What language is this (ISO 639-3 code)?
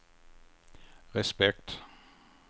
swe